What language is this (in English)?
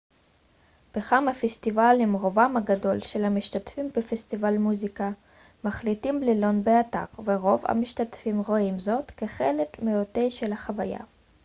Hebrew